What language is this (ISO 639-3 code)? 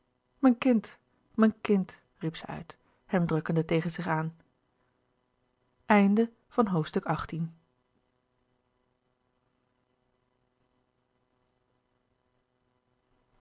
nld